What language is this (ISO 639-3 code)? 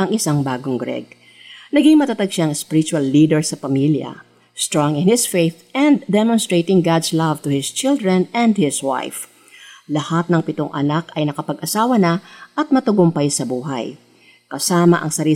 fil